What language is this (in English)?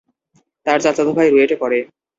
Bangla